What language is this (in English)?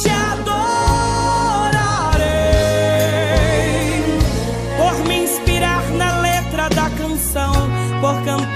Portuguese